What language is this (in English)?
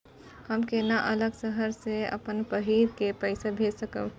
Maithili